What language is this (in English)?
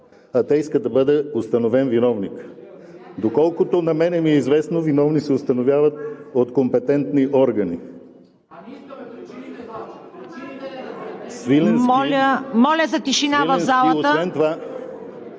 Bulgarian